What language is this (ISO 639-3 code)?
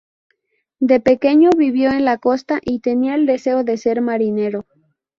spa